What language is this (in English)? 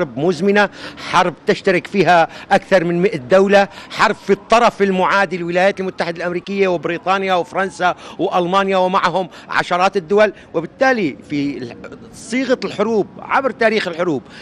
Arabic